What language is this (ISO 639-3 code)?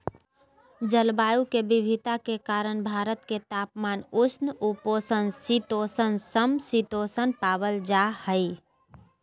mag